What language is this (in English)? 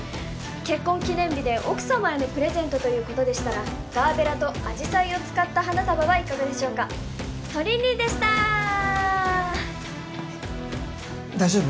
Japanese